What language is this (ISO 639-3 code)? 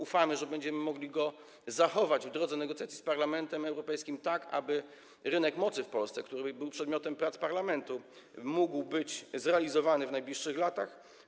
pol